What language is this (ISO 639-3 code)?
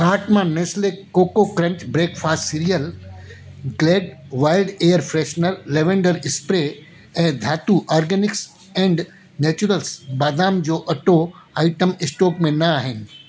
snd